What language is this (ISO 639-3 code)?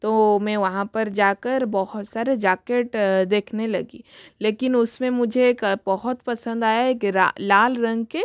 hin